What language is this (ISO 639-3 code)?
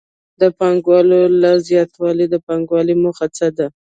pus